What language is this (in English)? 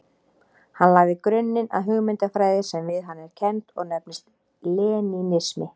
Icelandic